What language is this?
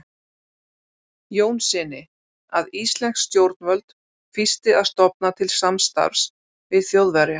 Icelandic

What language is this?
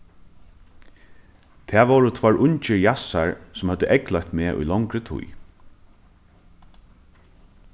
Faroese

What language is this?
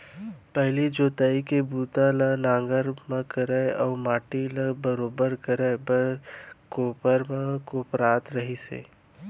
Chhattisgarhi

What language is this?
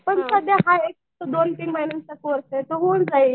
Marathi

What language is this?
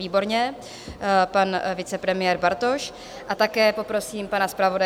Czech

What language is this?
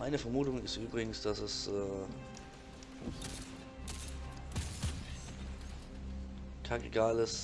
German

